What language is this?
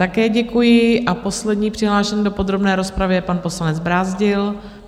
Czech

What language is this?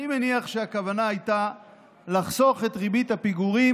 Hebrew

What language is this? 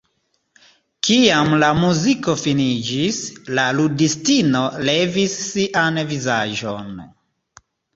Esperanto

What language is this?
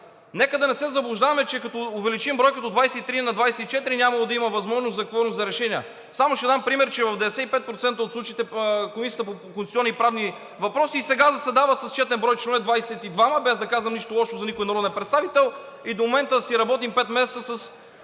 Bulgarian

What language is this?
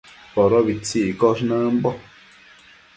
Matsés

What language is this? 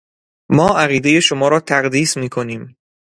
Persian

